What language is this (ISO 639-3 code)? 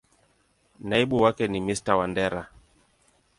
swa